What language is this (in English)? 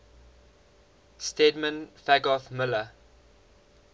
English